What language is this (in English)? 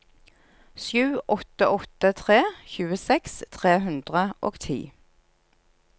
Norwegian